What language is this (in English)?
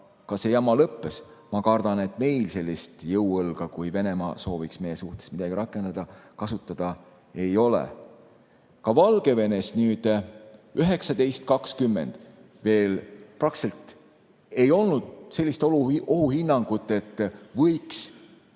Estonian